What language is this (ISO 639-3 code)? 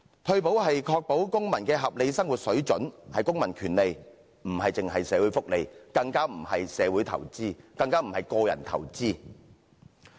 yue